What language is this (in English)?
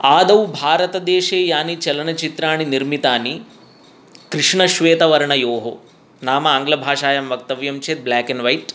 Sanskrit